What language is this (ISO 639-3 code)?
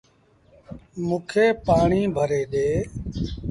sbn